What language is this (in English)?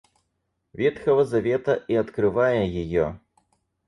Russian